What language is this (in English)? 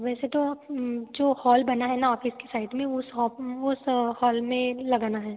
Hindi